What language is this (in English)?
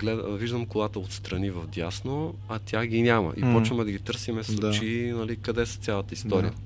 Bulgarian